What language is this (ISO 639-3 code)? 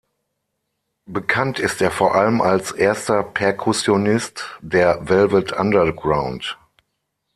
deu